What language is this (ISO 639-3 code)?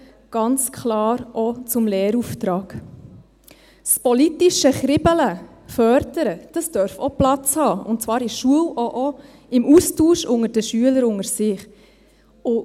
gsw